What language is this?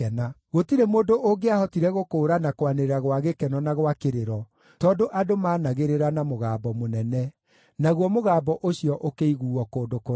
Kikuyu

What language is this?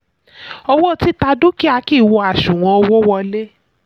Yoruba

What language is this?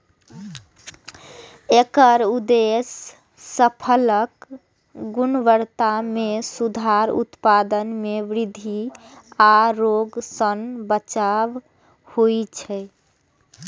Maithili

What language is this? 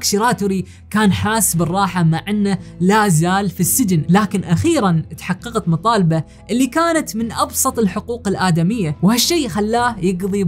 Arabic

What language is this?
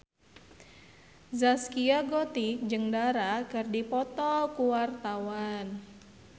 Sundanese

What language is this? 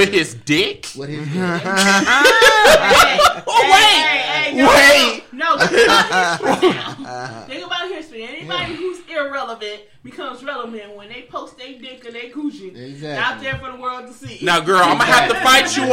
English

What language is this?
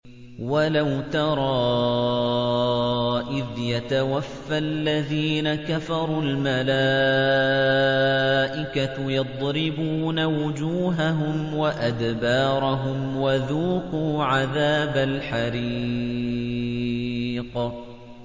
Arabic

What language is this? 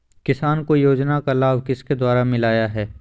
Magahi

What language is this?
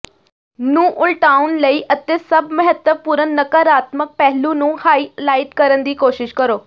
Punjabi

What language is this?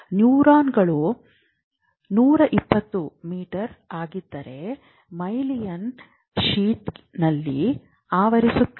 Kannada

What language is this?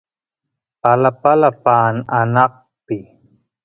Santiago del Estero Quichua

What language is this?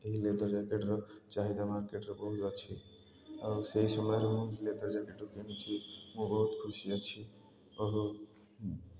Odia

